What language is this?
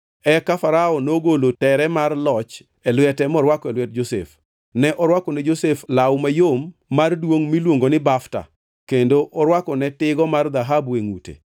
Luo (Kenya and Tanzania)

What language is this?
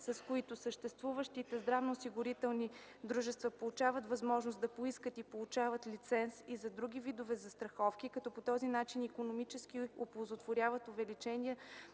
Bulgarian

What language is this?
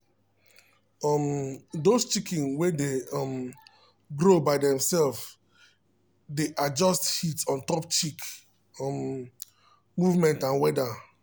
Nigerian Pidgin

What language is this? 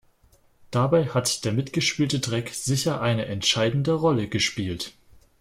German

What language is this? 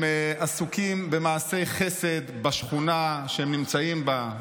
Hebrew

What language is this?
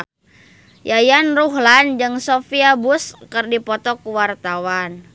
Sundanese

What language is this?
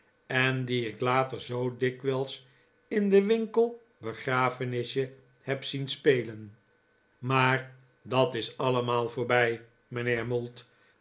Dutch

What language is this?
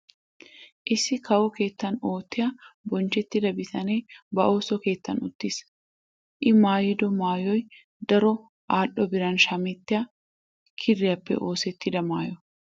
Wolaytta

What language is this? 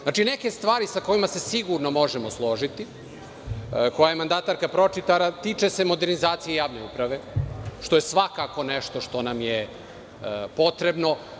Serbian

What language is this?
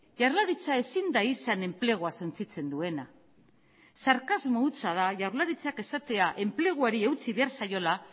Basque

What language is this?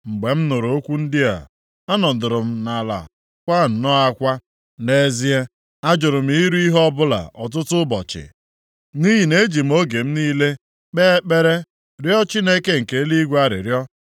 Igbo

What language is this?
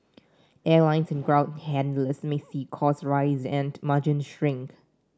English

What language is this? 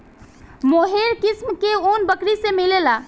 Bhojpuri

